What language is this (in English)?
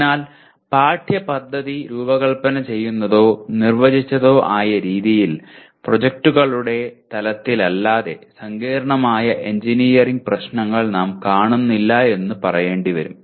Malayalam